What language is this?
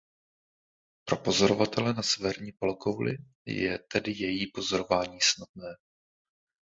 Czech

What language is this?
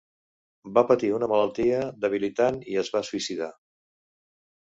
Catalan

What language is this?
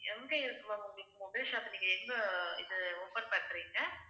Tamil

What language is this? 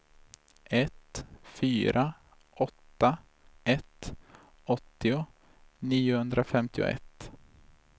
Swedish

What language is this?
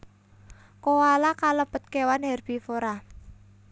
Javanese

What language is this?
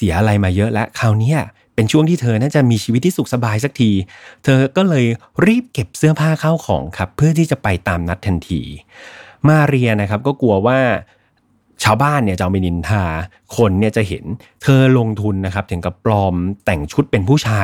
Thai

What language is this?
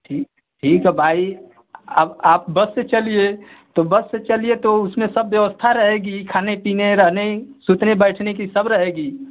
Hindi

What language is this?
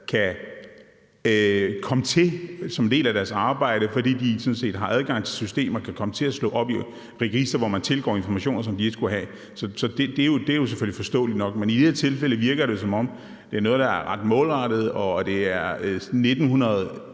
Danish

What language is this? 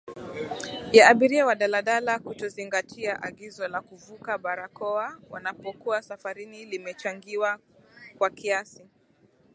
Swahili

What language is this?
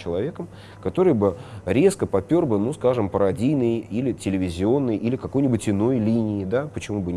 Russian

